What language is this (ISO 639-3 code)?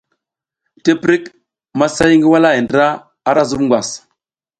giz